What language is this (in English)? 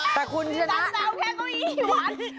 Thai